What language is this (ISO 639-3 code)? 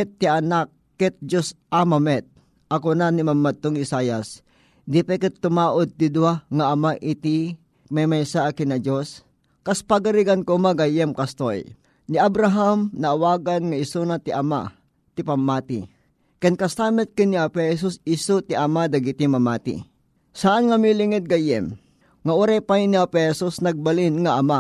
fil